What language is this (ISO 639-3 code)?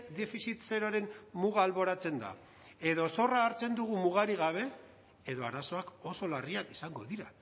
eus